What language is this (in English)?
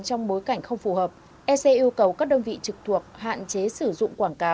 Vietnamese